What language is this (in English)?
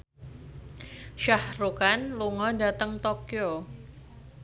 Javanese